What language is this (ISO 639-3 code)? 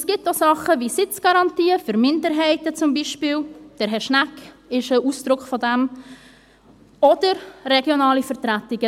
gsw